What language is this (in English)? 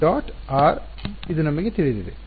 Kannada